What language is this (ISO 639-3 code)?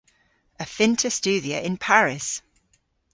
cor